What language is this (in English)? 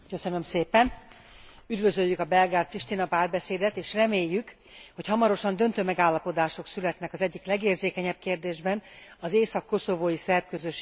Hungarian